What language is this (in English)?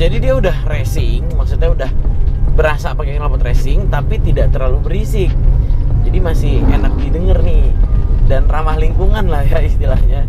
Indonesian